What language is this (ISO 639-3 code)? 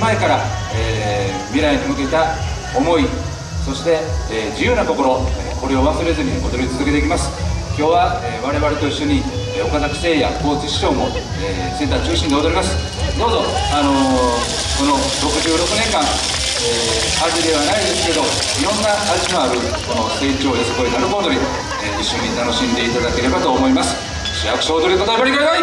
jpn